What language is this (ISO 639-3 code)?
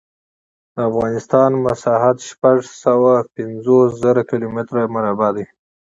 pus